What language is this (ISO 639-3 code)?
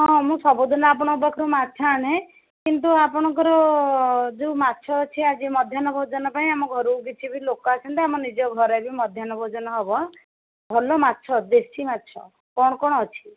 ori